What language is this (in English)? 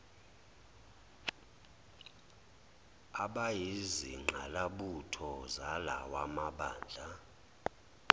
Zulu